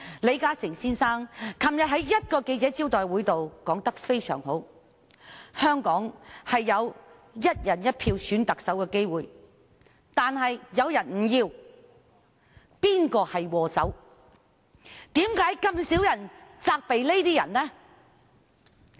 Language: Cantonese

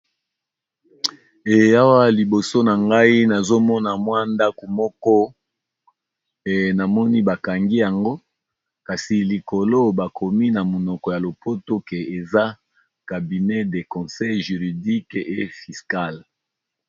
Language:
Lingala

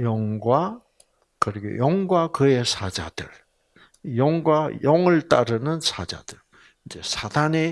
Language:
Korean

